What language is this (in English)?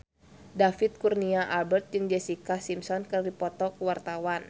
Sundanese